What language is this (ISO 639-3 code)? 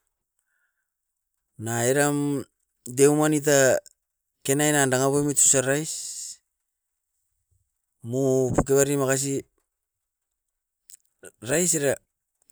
eiv